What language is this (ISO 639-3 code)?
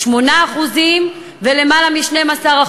heb